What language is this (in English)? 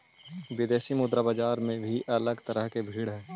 Magahi